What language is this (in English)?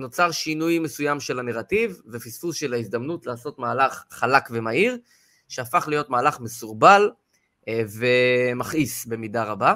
Hebrew